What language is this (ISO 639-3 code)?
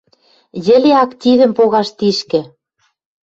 mrj